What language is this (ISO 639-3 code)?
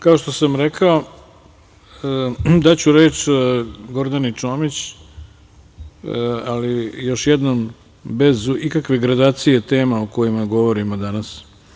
srp